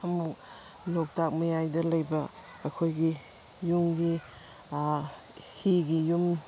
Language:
Manipuri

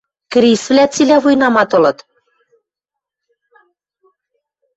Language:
Western Mari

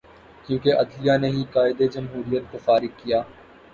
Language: Urdu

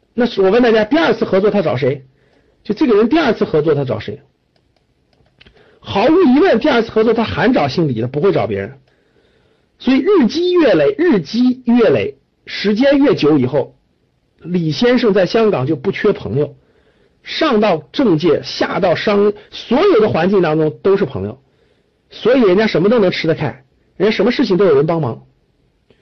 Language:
Chinese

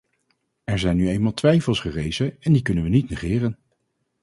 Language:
Dutch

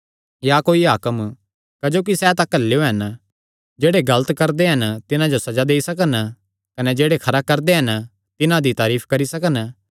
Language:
Kangri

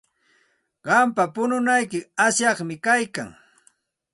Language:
Santa Ana de Tusi Pasco Quechua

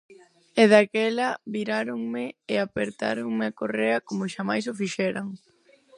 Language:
Galician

